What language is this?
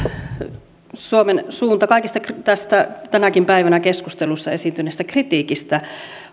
Finnish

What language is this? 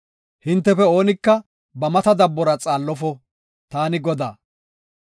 Gofa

